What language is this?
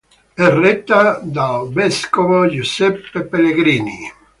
Italian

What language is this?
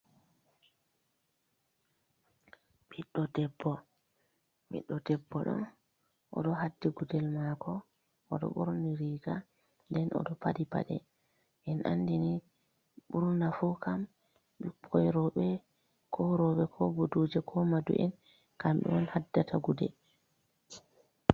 Fula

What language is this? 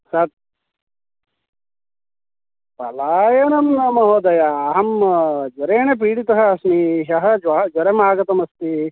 Sanskrit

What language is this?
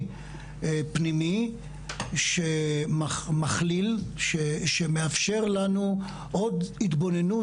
Hebrew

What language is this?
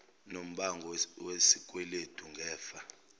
Zulu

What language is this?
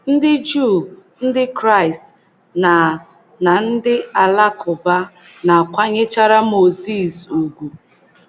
Igbo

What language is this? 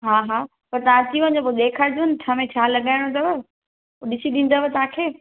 Sindhi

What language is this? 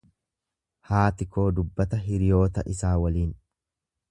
Oromo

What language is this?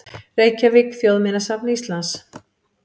Icelandic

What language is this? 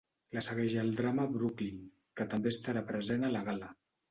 Catalan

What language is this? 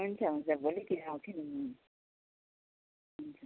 Nepali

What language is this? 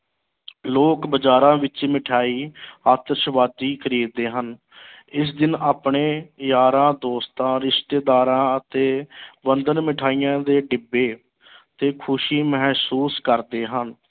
Punjabi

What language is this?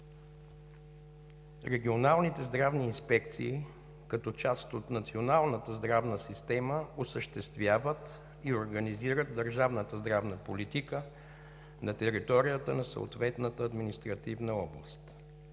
Bulgarian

